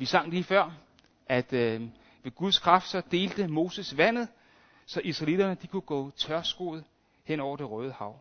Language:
Danish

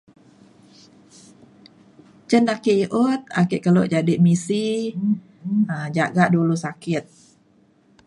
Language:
Mainstream Kenyah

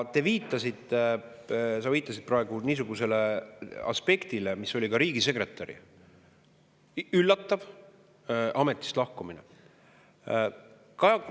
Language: Estonian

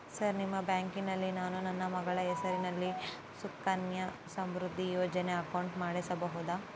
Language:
Kannada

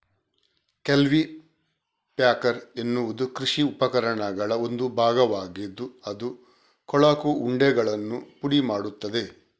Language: Kannada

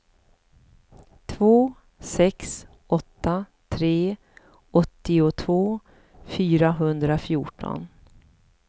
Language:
Swedish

